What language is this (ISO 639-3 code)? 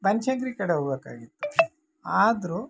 kan